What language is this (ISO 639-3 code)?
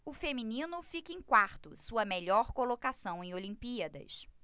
por